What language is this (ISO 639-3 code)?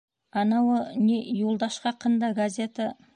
bak